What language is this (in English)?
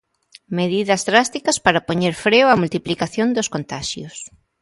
Galician